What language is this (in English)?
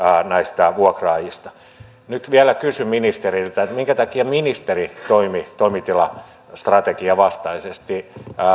Finnish